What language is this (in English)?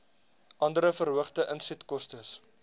Afrikaans